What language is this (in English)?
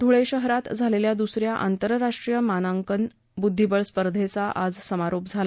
Marathi